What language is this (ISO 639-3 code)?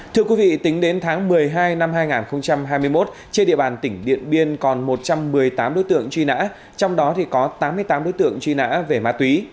vie